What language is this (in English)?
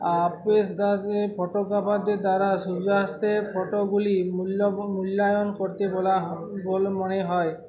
Bangla